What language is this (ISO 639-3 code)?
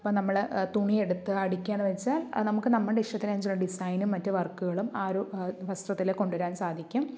mal